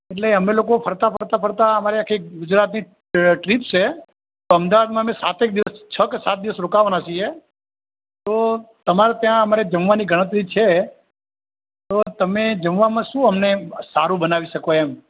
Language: Gujarati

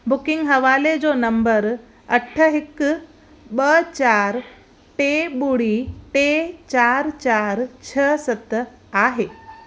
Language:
Sindhi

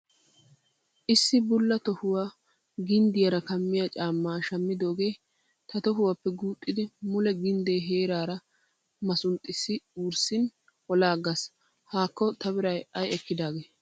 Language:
Wolaytta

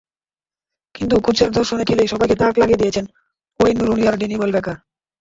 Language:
Bangla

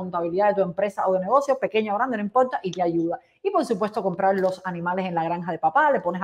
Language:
Spanish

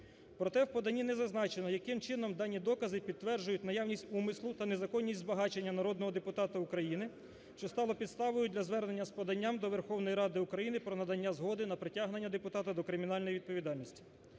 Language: Ukrainian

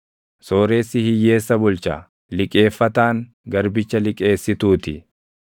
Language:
Oromo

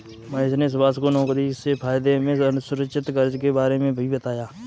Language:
Hindi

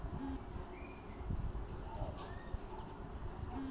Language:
Magahi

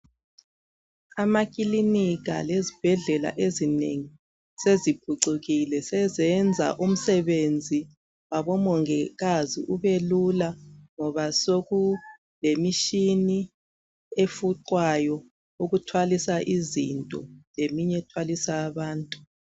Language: North Ndebele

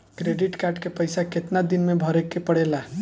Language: Bhojpuri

